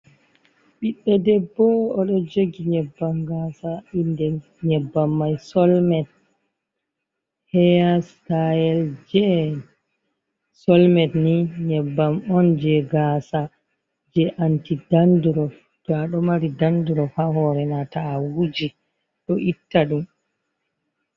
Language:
Fula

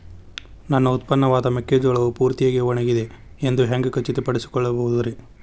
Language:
Kannada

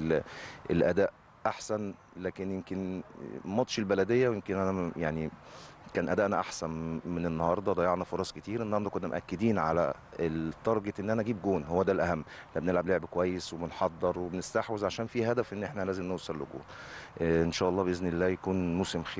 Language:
Arabic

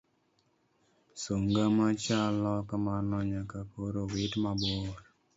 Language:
Luo (Kenya and Tanzania)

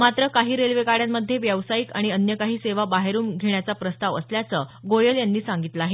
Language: Marathi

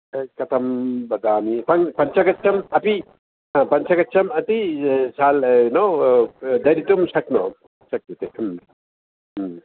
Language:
Sanskrit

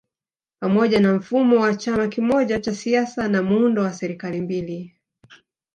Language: Swahili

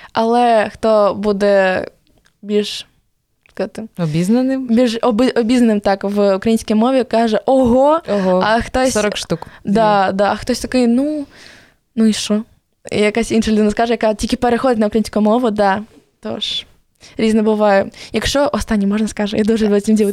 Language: Ukrainian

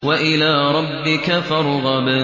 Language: Arabic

